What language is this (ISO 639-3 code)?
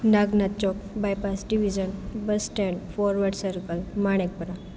guj